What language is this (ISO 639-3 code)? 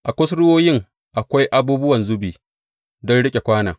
hau